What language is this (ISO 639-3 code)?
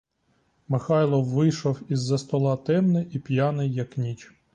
ukr